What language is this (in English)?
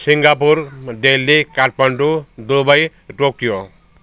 Nepali